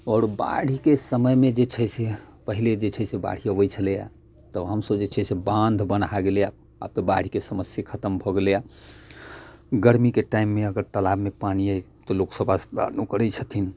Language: Maithili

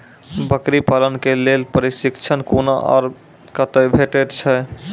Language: Maithili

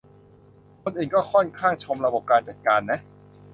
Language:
Thai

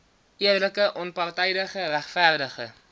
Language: Afrikaans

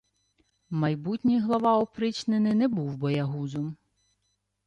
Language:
Ukrainian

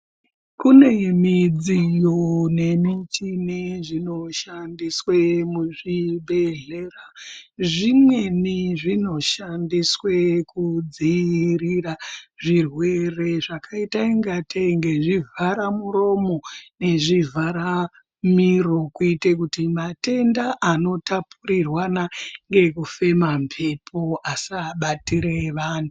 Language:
Ndau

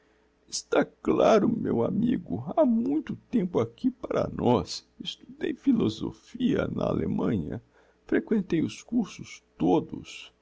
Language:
Portuguese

